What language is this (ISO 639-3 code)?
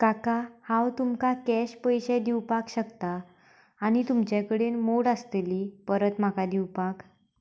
kok